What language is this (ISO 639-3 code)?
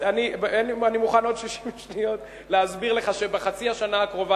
heb